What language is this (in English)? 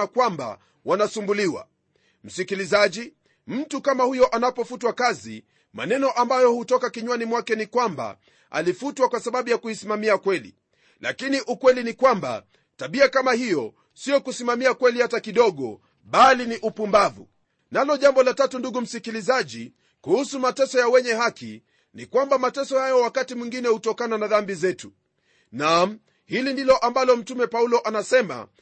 Swahili